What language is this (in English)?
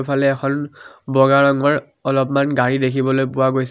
Assamese